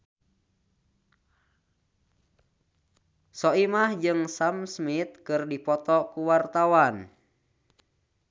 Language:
Sundanese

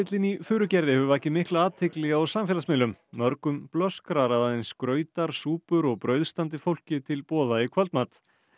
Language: Icelandic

